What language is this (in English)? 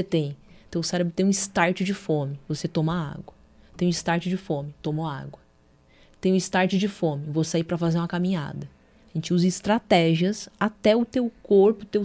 Portuguese